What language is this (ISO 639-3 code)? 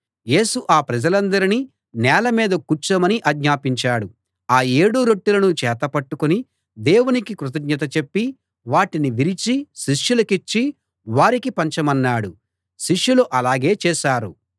tel